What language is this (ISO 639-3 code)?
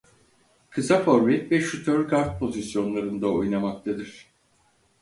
tur